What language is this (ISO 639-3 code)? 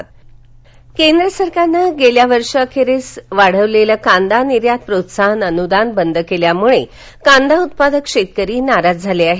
mar